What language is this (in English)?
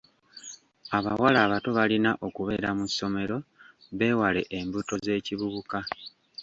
Ganda